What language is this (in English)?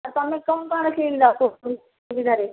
Odia